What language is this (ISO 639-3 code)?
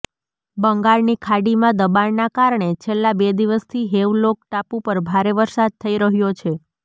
guj